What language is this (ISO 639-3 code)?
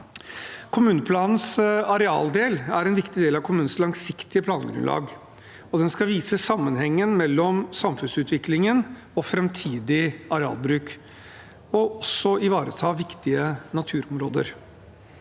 nor